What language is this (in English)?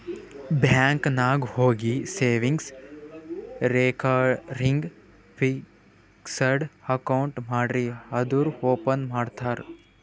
Kannada